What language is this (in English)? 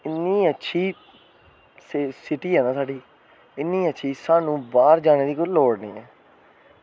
Dogri